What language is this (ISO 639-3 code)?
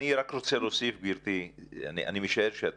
heb